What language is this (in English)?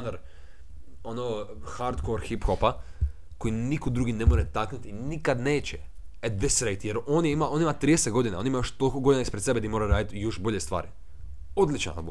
Croatian